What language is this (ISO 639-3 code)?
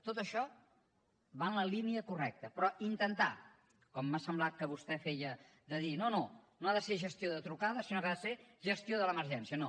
cat